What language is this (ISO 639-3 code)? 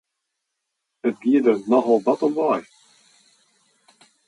fry